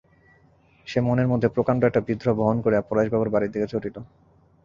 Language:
Bangla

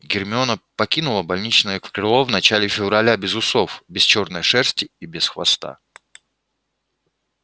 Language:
Russian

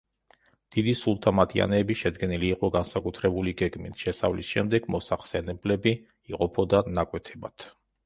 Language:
Georgian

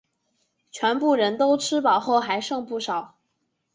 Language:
Chinese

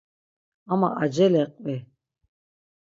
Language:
Laz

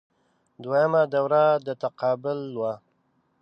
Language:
Pashto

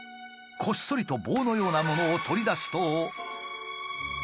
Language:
Japanese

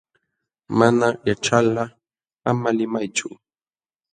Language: Jauja Wanca Quechua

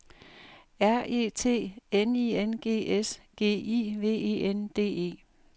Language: Danish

